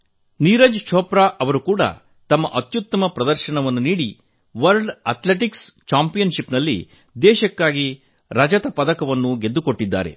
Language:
Kannada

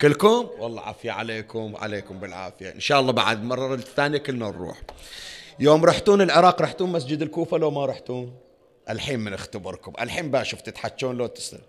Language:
Arabic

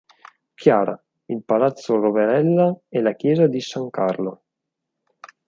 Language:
Italian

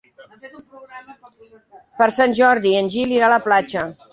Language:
Catalan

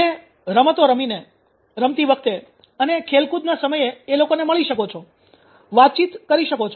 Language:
Gujarati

